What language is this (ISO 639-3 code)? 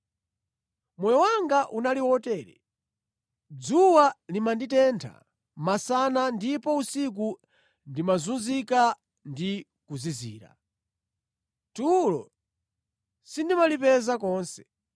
nya